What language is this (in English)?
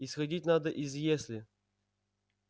Russian